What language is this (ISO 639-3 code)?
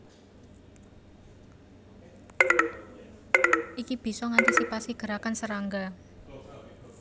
jav